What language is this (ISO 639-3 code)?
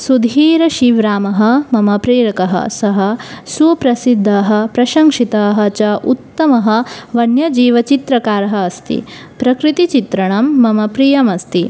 san